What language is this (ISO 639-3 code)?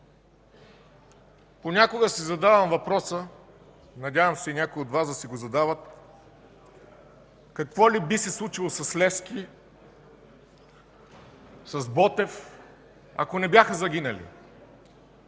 bul